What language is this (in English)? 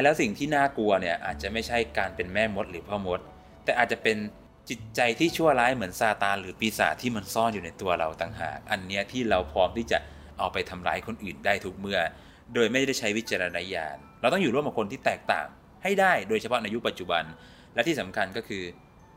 Thai